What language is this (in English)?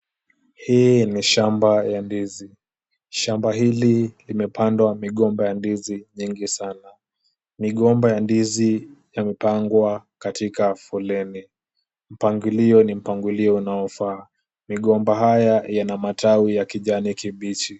Swahili